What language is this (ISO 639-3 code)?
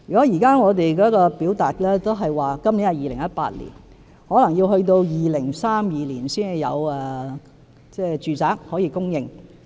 yue